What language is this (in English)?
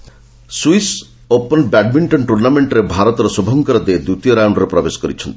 Odia